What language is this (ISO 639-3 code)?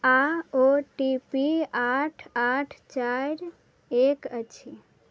mai